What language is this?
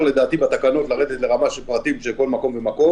Hebrew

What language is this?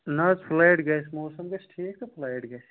Kashmiri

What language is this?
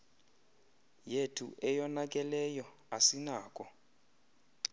Xhosa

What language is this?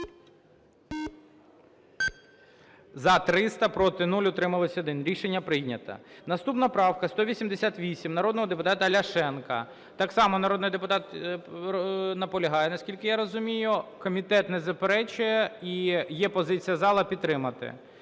Ukrainian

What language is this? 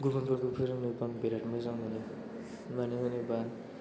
Bodo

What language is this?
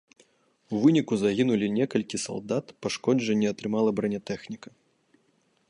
Belarusian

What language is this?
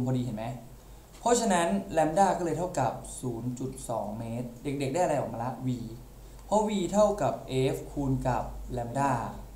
Thai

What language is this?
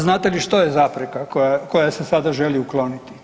Croatian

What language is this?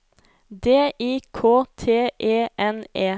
Norwegian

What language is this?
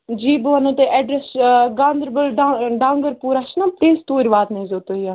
Kashmiri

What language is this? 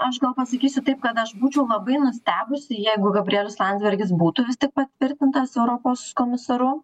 Lithuanian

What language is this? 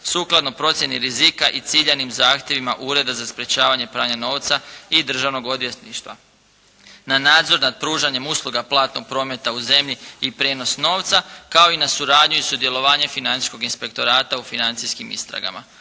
Croatian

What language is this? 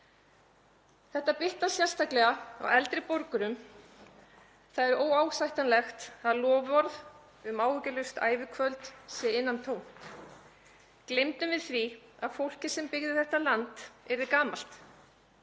Icelandic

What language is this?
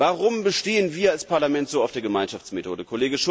German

